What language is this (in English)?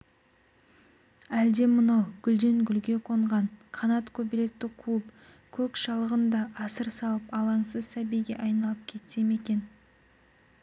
Kazakh